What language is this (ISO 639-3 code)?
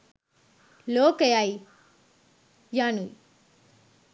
sin